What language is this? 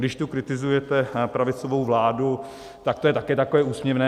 Czech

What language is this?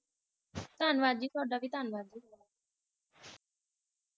Punjabi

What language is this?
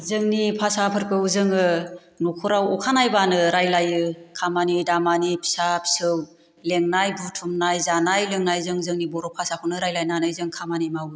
Bodo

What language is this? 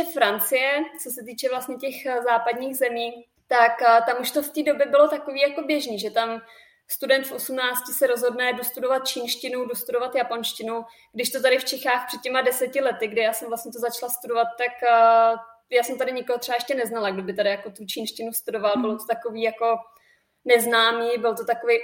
Czech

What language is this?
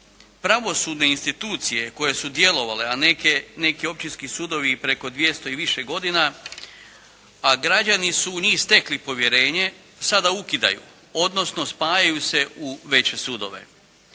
Croatian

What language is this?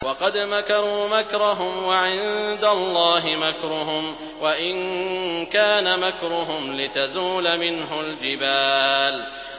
Arabic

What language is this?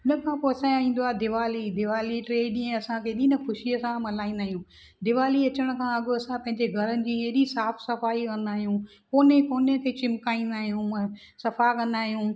Sindhi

